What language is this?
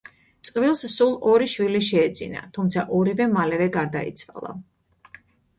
Georgian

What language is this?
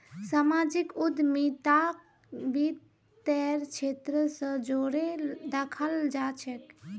Magahi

